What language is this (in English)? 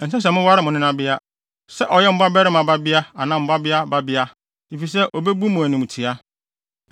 Akan